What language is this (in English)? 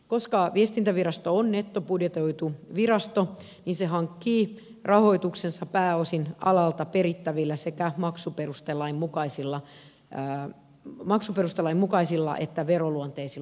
Finnish